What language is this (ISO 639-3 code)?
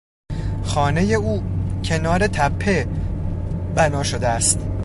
fas